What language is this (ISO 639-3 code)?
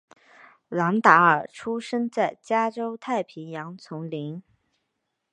zho